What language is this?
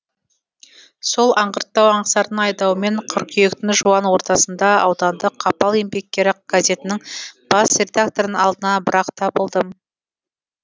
Kazakh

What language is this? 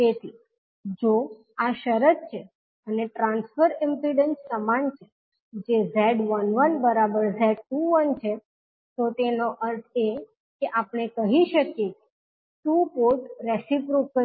Gujarati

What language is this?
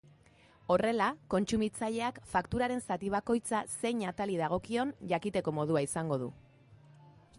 Basque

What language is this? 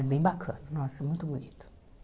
Portuguese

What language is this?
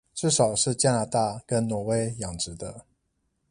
Chinese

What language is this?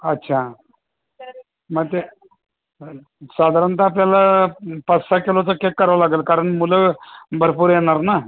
Marathi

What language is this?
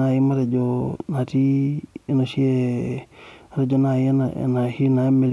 Masai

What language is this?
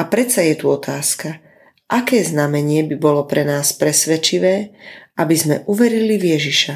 Slovak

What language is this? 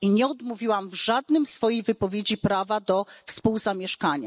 Polish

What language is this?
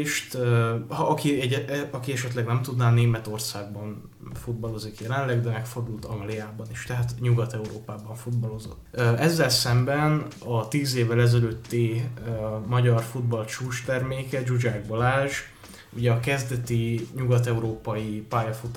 Hungarian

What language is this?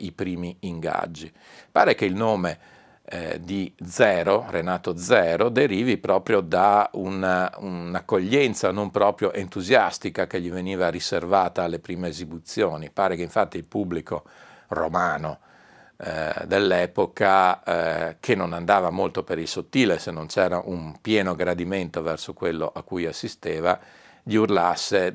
Italian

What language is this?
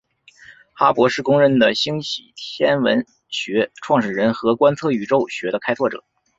Chinese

